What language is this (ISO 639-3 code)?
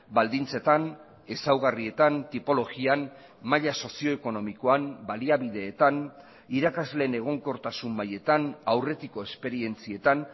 eus